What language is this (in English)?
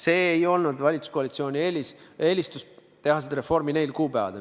Estonian